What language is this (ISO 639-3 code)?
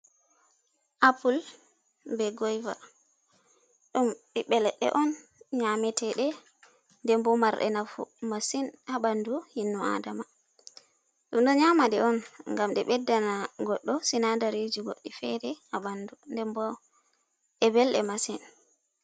ful